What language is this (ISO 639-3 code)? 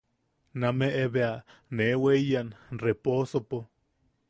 yaq